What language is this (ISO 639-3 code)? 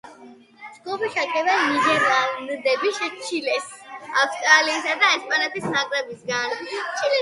kat